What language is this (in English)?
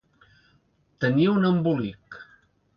Catalan